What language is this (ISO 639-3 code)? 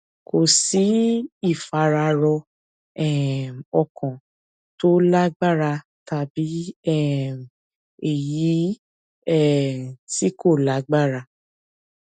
yor